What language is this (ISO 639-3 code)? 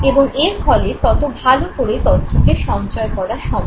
ben